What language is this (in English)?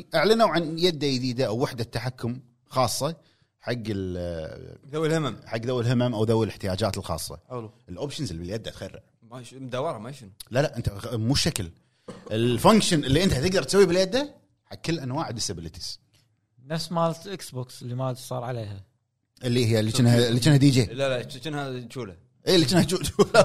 Arabic